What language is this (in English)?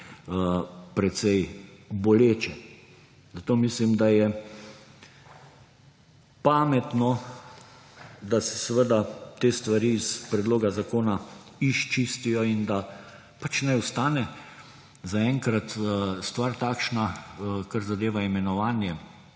Slovenian